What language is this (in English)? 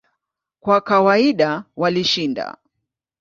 Swahili